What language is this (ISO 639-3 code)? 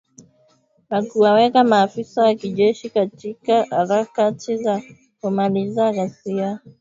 swa